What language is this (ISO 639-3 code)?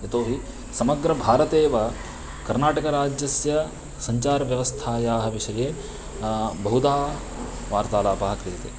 san